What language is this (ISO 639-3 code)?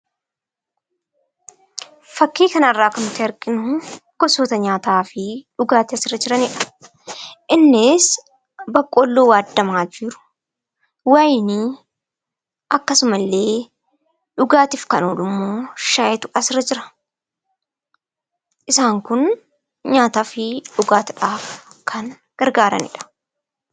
orm